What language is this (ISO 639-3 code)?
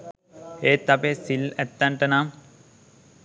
sin